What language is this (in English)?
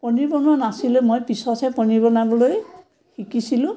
Assamese